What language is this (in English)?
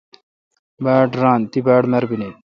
Kalkoti